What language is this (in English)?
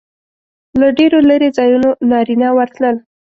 Pashto